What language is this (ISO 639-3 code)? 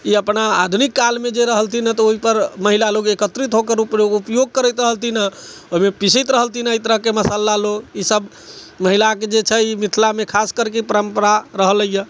mai